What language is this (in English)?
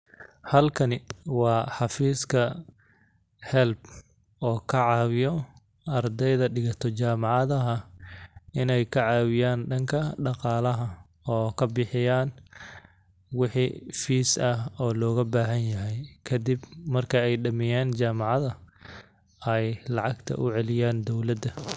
Somali